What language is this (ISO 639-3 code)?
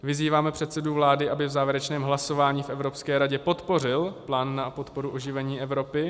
ces